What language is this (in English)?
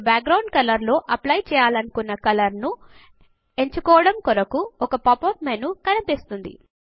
Telugu